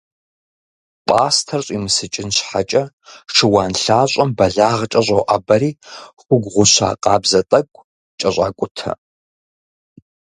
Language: Kabardian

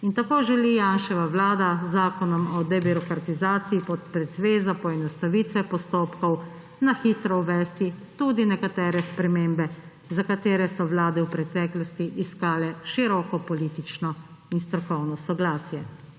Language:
Slovenian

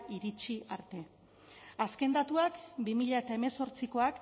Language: Basque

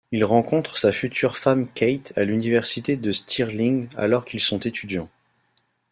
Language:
French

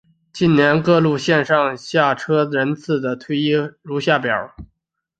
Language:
Chinese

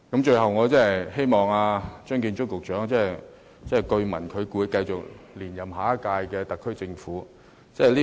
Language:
Cantonese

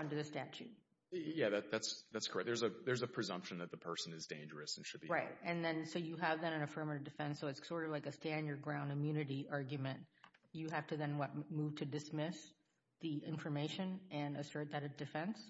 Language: English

